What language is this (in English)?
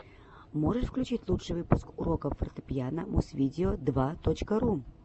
Russian